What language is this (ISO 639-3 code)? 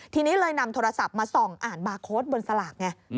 tha